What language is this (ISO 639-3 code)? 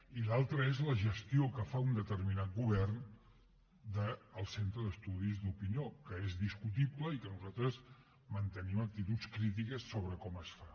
cat